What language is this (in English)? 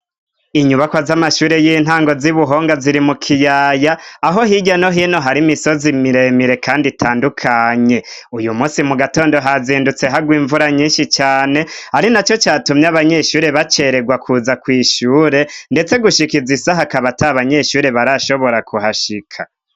Rundi